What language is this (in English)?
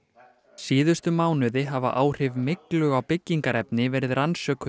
Icelandic